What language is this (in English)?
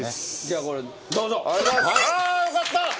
Japanese